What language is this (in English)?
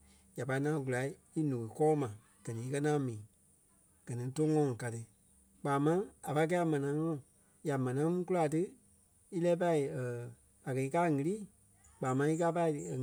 Kpelle